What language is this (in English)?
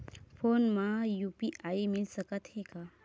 Chhattisgarhi